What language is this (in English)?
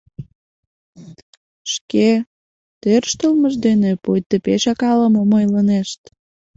Mari